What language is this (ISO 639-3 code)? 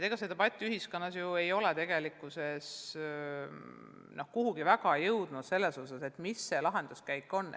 est